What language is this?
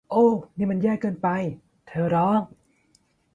Thai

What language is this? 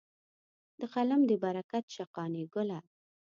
Pashto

